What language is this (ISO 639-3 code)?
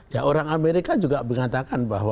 ind